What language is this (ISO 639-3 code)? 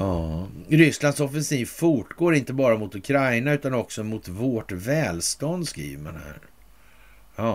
swe